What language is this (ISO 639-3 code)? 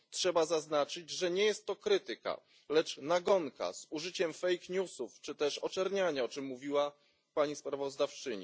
pol